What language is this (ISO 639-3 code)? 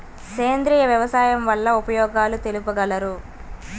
tel